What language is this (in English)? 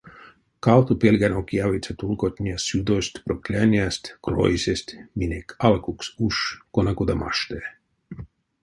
Erzya